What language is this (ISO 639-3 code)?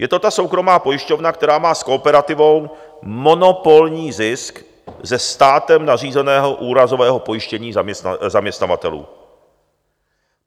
ces